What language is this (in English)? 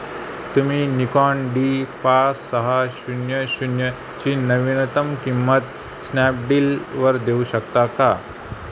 Marathi